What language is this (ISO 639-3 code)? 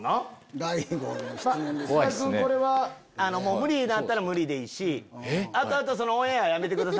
jpn